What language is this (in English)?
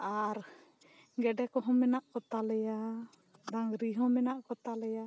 Santali